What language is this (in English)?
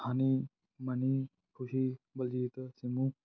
Punjabi